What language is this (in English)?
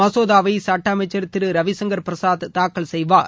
Tamil